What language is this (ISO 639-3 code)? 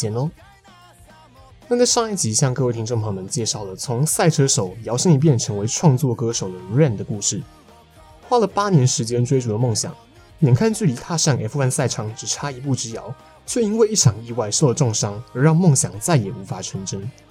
zho